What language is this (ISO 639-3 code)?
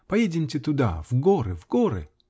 rus